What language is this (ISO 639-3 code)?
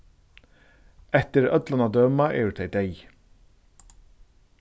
fao